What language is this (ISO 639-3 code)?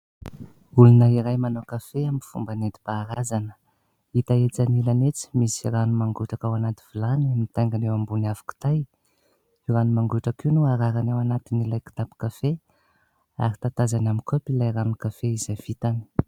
mlg